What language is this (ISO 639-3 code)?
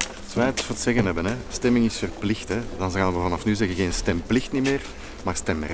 nld